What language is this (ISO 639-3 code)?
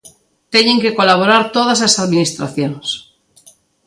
glg